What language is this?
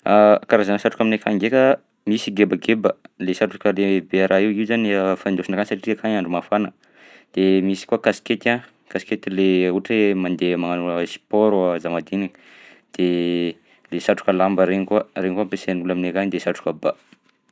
Southern Betsimisaraka Malagasy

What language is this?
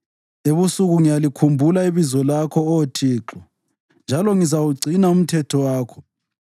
North Ndebele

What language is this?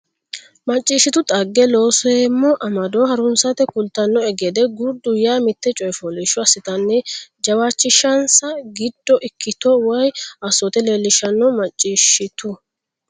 Sidamo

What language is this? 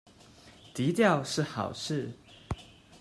Chinese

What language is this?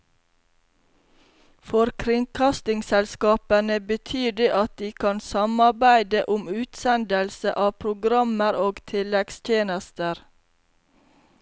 Norwegian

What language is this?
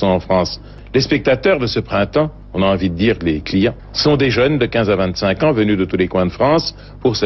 French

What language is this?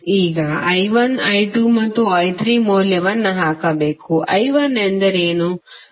Kannada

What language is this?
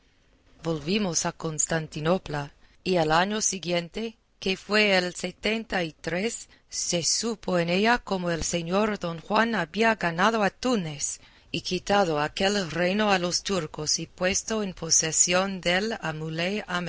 Spanish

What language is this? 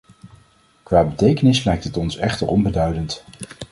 Dutch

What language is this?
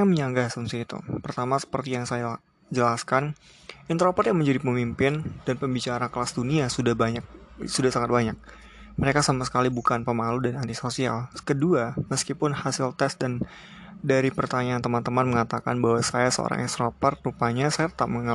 Indonesian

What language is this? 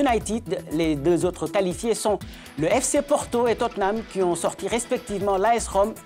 French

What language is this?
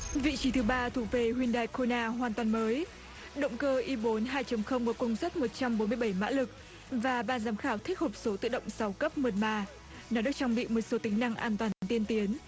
Vietnamese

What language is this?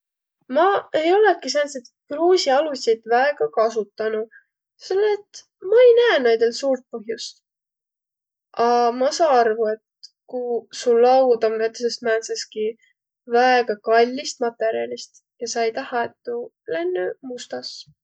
Võro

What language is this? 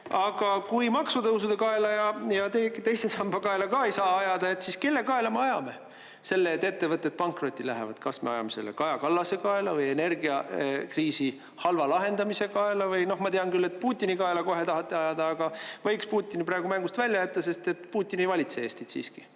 Estonian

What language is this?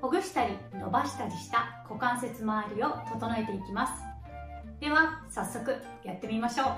Japanese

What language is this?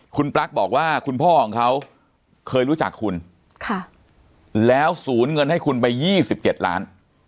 Thai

